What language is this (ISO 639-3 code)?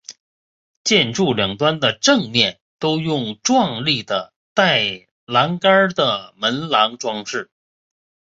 zho